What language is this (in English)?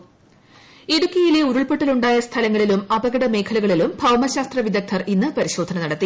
Malayalam